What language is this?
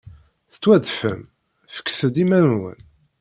Kabyle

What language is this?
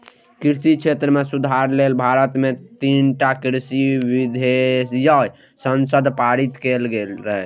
Maithili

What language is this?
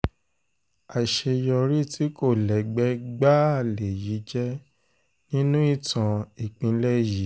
Yoruba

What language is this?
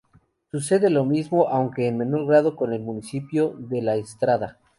Spanish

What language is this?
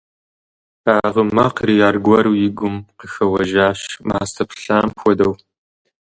Kabardian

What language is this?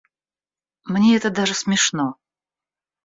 Russian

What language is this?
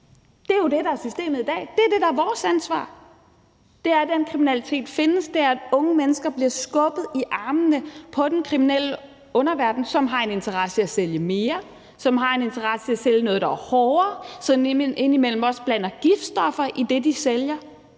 Danish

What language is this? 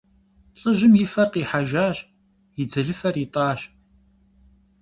Kabardian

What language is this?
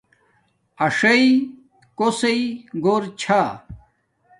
Domaaki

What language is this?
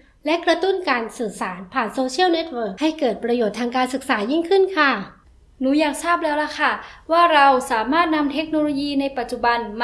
Thai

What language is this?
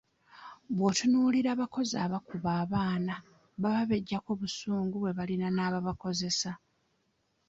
Ganda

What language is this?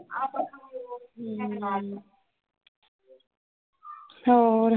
Punjabi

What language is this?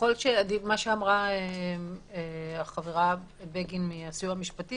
Hebrew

